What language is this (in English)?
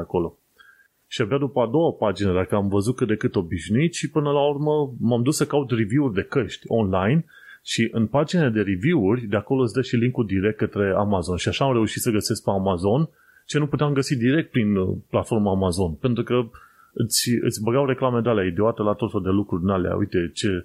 Romanian